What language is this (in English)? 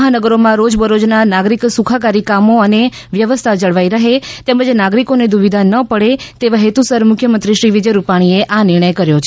Gujarati